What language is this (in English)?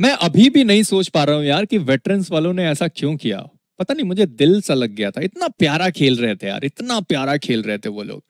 Hindi